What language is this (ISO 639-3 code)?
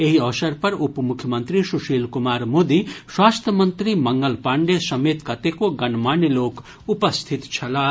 mai